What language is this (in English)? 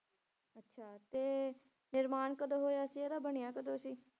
Punjabi